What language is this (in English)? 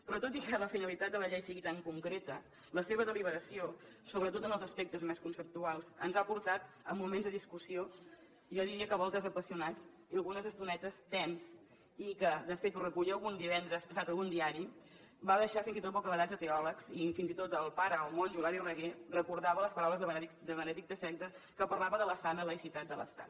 Catalan